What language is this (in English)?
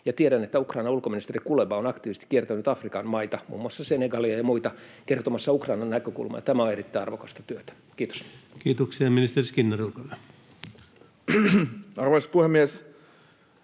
Finnish